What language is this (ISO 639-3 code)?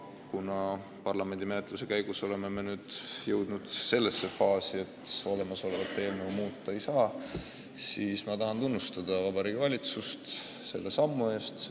est